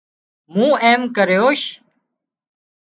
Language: Wadiyara Koli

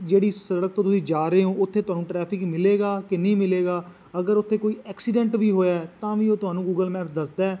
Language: Punjabi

